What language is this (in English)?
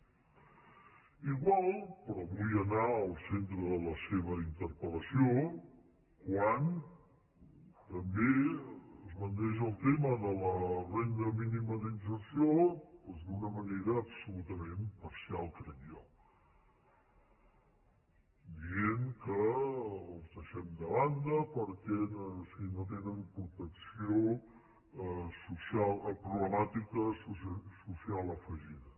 Catalan